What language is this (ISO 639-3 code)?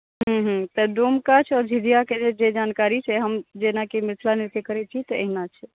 mai